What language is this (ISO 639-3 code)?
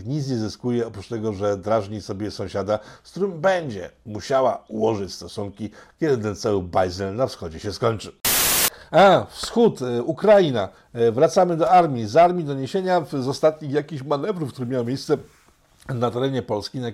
pol